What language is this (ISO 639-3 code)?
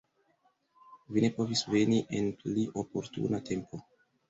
epo